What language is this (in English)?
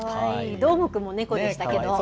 Japanese